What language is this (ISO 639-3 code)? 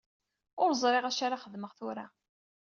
kab